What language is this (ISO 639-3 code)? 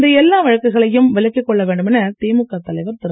tam